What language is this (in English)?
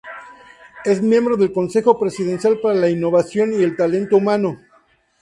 Spanish